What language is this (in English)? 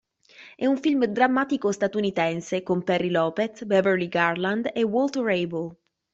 Italian